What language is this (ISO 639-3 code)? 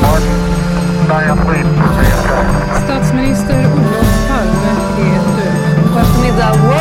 swe